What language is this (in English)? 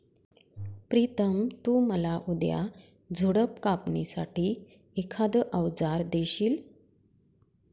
Marathi